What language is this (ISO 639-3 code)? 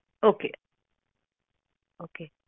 pan